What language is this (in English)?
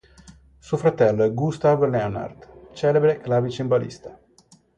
Italian